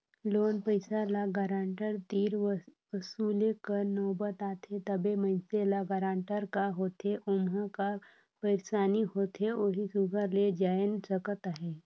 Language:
Chhattisgarhi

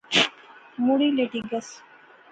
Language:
Pahari-Potwari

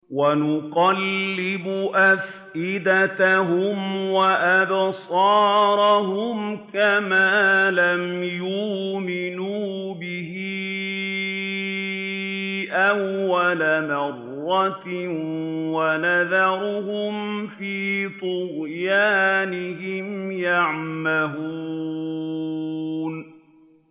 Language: Arabic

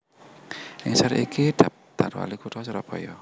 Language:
Javanese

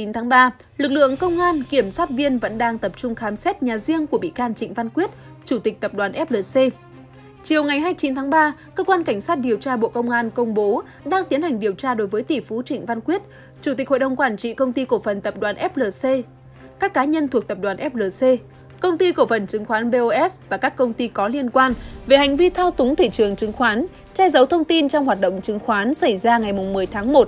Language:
Vietnamese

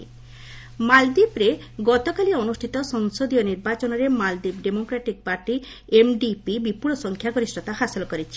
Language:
Odia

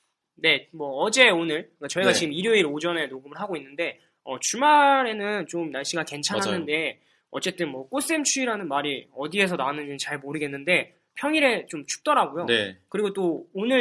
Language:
Korean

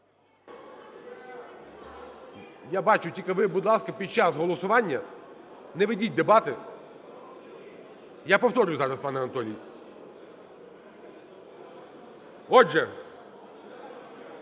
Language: Ukrainian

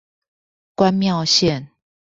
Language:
Chinese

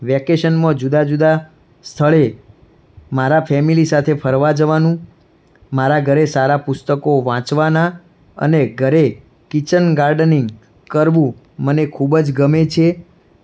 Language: Gujarati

